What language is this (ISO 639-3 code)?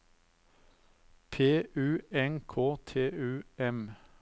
nor